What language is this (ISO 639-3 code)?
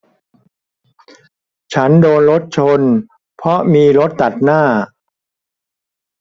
tha